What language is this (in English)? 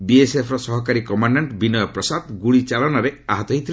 Odia